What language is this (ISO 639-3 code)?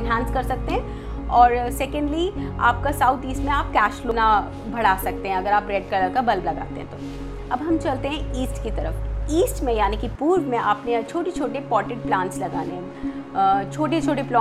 hin